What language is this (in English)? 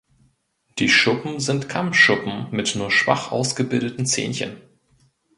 German